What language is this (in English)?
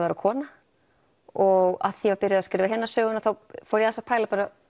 Icelandic